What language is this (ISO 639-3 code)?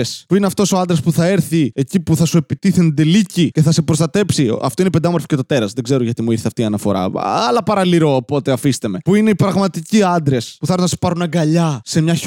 ell